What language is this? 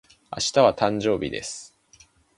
Japanese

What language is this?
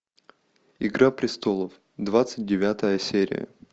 Russian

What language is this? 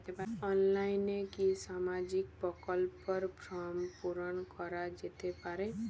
Bangla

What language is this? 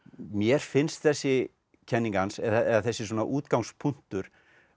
Icelandic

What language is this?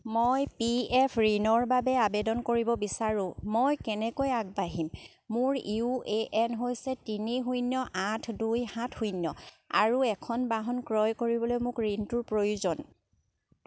Assamese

